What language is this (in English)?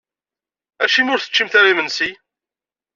Kabyle